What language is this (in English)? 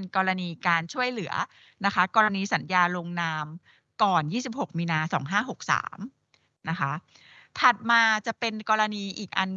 Thai